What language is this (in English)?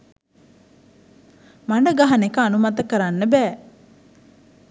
Sinhala